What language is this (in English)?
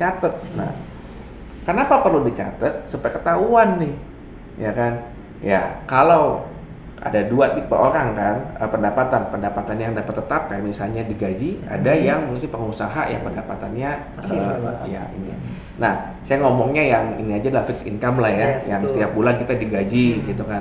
Indonesian